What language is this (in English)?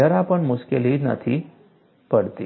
Gujarati